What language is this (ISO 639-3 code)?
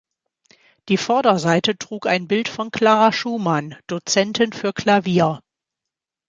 deu